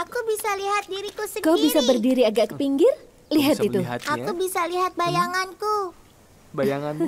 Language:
Indonesian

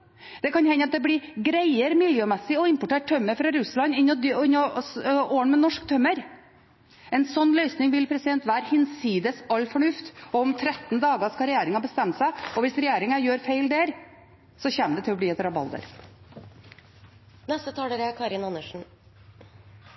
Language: Norwegian Bokmål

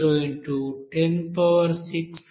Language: Telugu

